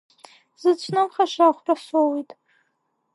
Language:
Abkhazian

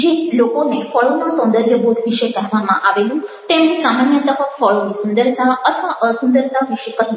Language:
Gujarati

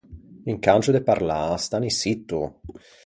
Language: Ligurian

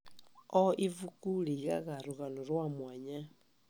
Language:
Kikuyu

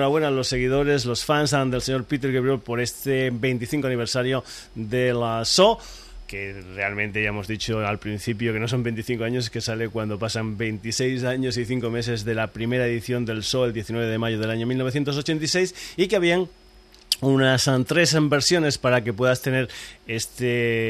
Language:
Spanish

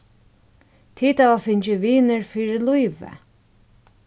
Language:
Faroese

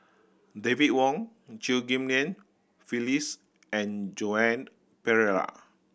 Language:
English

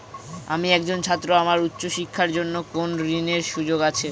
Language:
Bangla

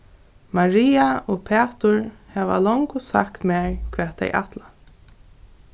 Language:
Faroese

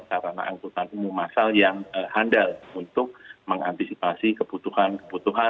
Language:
Indonesian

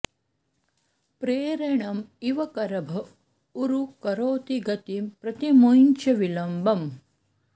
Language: Sanskrit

